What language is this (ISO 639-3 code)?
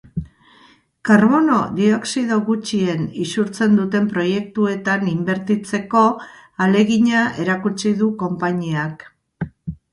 eus